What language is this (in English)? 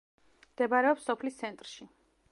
Georgian